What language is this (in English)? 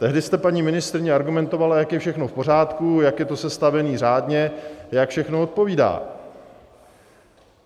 Czech